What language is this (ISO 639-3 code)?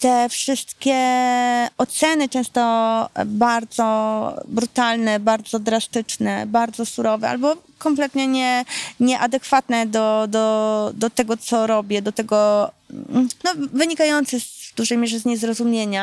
pol